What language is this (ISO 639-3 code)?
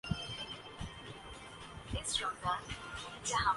urd